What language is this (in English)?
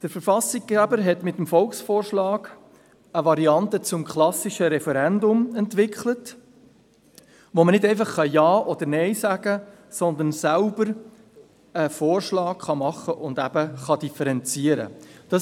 Swiss German